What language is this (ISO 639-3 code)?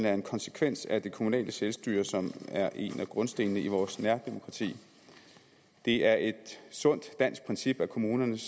dan